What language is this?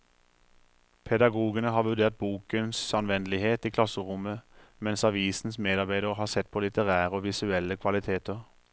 Norwegian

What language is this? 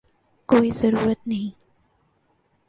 Urdu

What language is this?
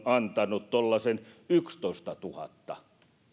Finnish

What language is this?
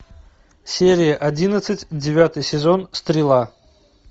Russian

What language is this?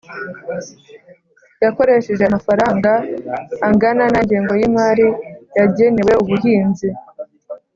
Kinyarwanda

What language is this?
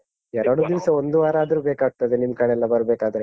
Kannada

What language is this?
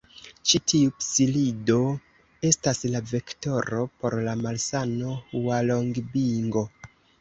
Esperanto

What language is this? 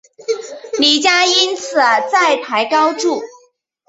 Chinese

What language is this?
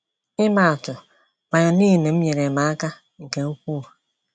Igbo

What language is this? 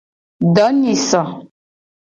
Gen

